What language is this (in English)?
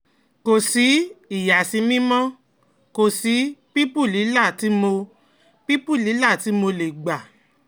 Yoruba